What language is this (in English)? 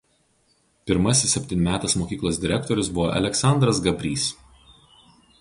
Lithuanian